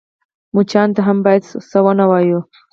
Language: Pashto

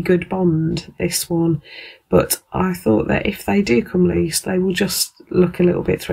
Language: English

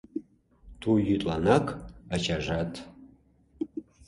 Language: Mari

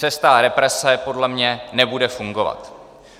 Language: Czech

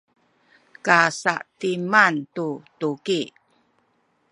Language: Sakizaya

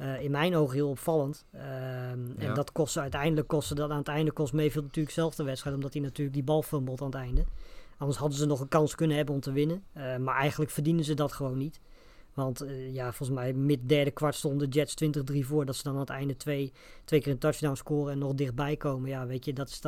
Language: Dutch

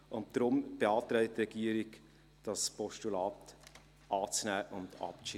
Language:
Swiss German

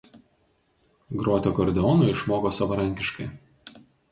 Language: Lithuanian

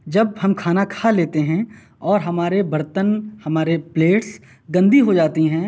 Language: Urdu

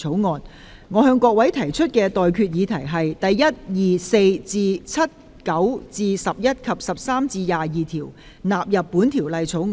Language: Cantonese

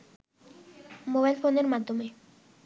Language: Bangla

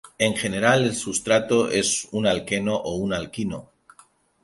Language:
Spanish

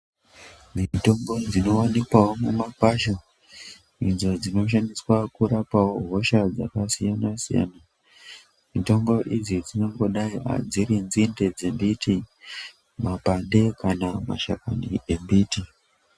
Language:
Ndau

